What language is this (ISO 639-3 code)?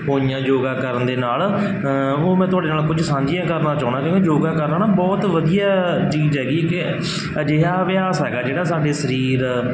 pan